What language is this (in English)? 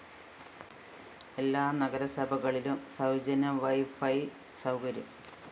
Malayalam